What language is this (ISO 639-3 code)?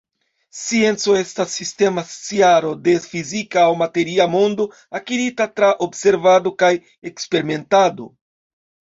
epo